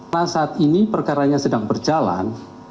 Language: Indonesian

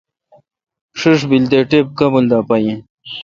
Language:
Kalkoti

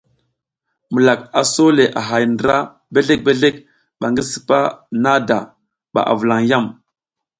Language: South Giziga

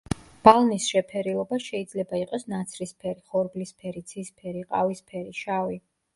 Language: Georgian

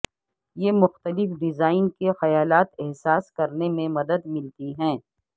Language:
Urdu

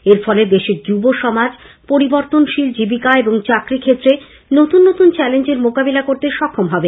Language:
Bangla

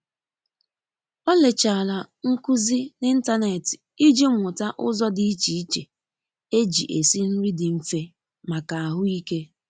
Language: Igbo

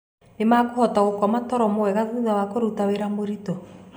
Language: Kikuyu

